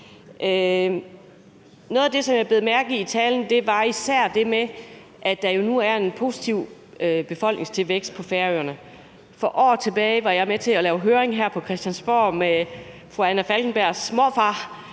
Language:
Danish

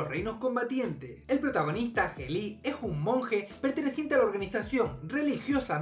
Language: Spanish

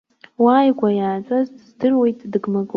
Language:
Abkhazian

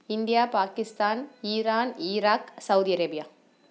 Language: Tamil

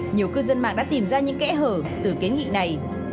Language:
Vietnamese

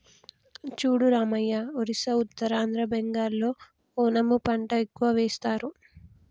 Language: Telugu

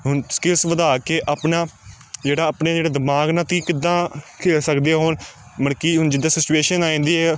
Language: Punjabi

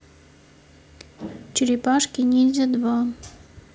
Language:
Russian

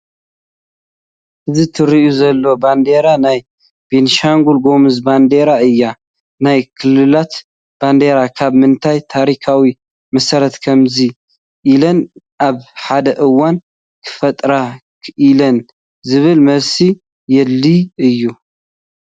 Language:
Tigrinya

